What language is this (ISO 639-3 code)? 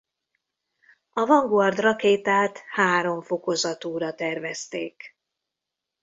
hun